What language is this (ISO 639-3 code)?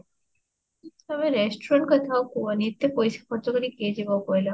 ori